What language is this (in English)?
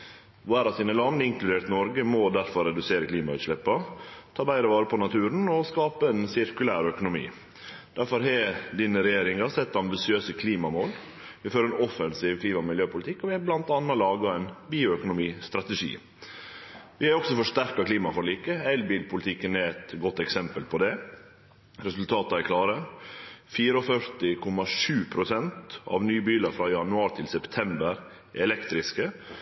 Norwegian Nynorsk